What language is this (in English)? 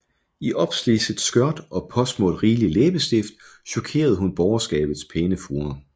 Danish